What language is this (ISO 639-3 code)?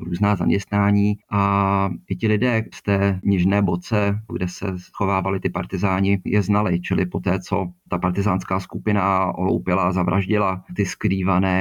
ces